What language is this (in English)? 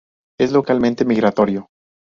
Spanish